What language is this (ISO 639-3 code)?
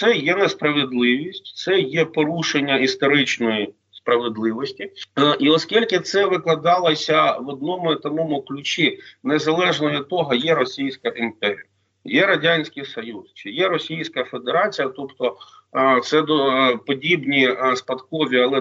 ukr